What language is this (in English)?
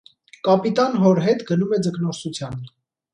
Armenian